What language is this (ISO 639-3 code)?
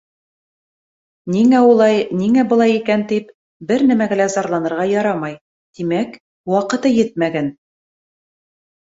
bak